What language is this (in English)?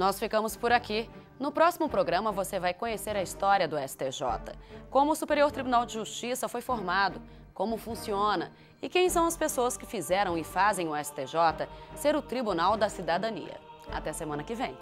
Portuguese